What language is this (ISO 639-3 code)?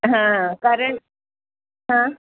mar